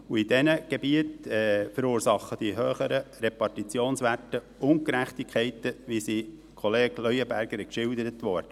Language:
Swiss German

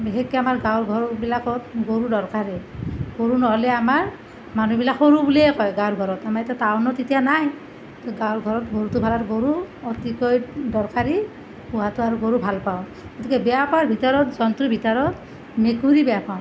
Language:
Assamese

